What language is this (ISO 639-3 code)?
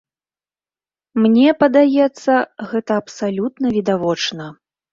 bel